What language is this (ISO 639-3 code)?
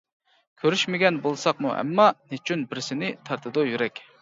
uig